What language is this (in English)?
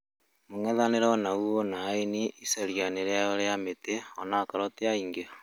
Kikuyu